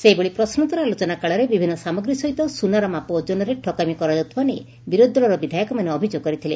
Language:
Odia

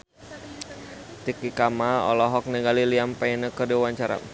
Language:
Sundanese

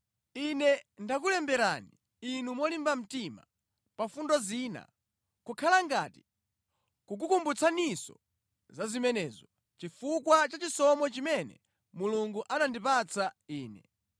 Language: Nyanja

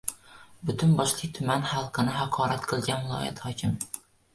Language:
Uzbek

